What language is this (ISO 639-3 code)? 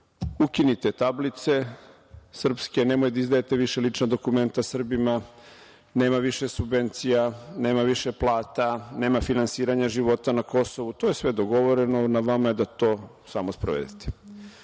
srp